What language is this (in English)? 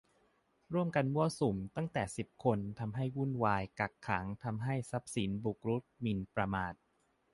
Thai